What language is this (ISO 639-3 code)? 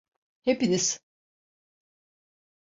tur